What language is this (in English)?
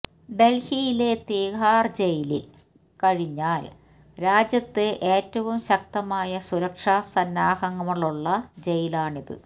Malayalam